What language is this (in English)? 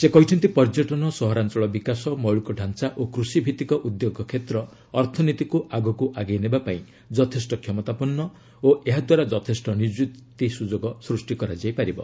Odia